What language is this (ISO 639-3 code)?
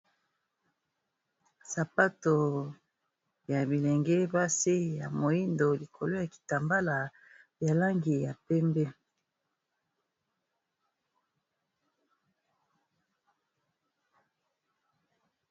lin